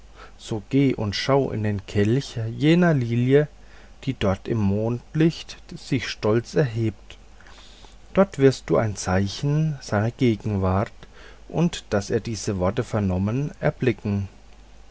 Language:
German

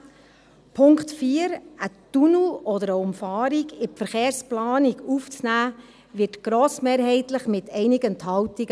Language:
Swiss German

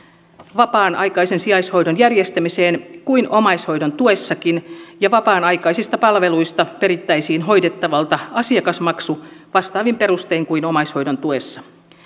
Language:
Finnish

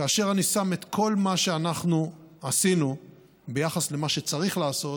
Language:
Hebrew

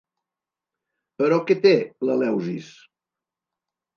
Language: Catalan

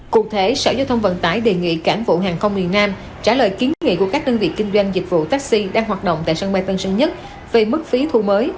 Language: Vietnamese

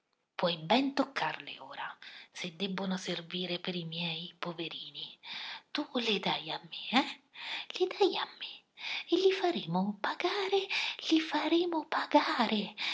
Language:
Italian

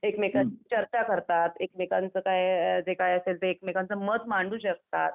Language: Marathi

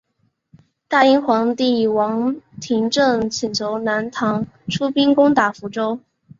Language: Chinese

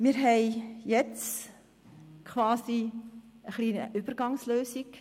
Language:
Swiss German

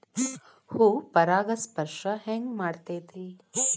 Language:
Kannada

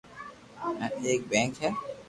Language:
Loarki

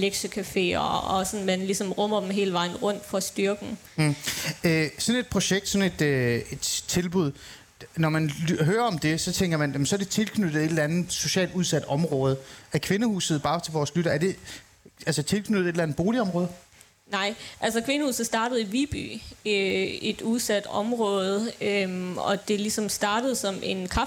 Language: Danish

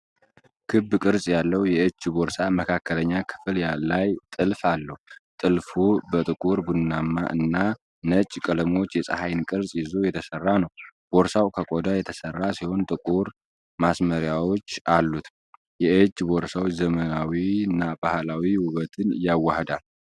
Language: Amharic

